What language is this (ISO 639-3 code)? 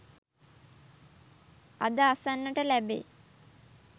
sin